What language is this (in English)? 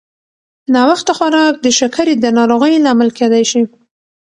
Pashto